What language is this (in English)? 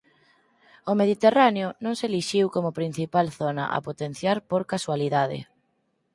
Galician